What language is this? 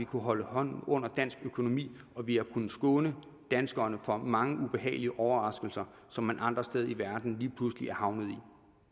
Danish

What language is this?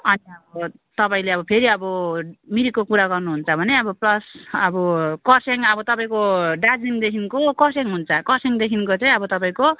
Nepali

